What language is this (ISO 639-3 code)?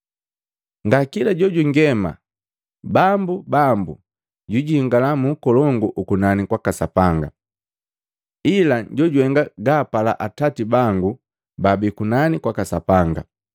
mgv